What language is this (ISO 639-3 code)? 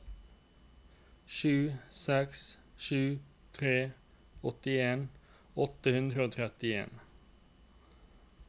nor